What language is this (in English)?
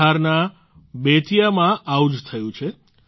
Gujarati